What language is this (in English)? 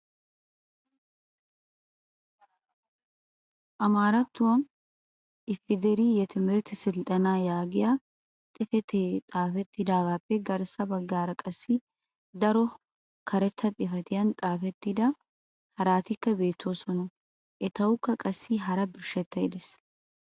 Wolaytta